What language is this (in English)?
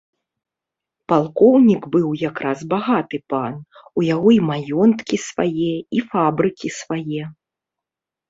Belarusian